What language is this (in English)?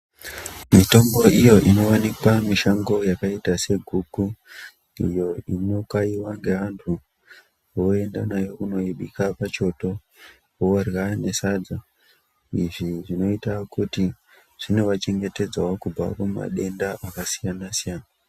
Ndau